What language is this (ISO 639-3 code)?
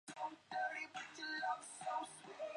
zho